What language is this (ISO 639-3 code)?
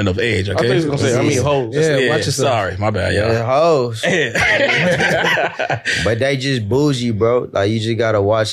eng